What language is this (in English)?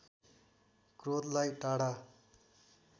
Nepali